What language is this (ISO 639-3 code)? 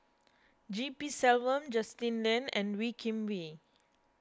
eng